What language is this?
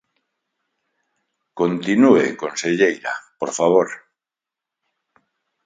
Galician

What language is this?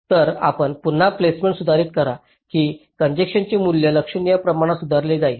Marathi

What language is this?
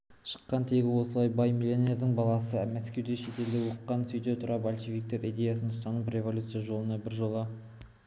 Kazakh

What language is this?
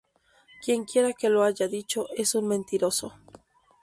Spanish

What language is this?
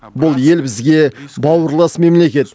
Kazakh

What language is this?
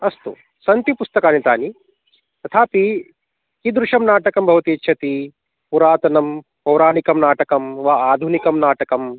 Sanskrit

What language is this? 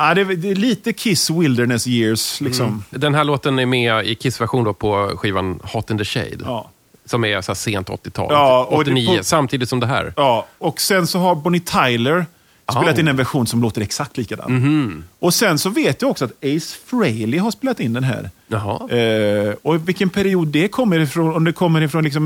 Swedish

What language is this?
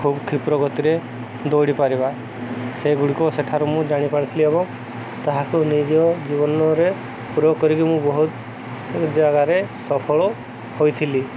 Odia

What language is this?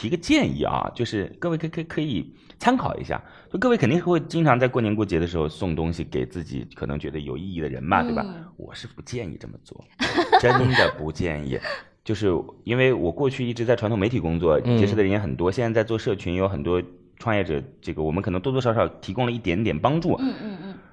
Chinese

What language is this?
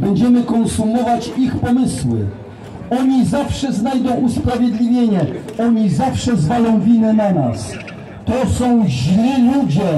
Polish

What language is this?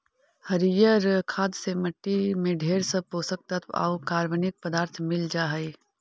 Magahi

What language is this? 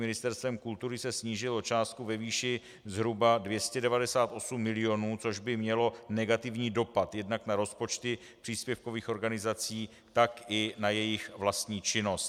Czech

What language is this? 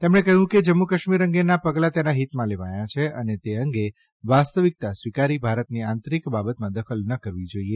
Gujarati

